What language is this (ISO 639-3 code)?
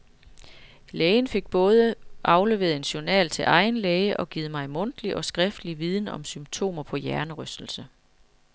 dan